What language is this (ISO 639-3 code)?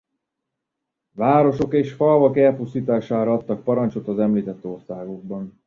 hun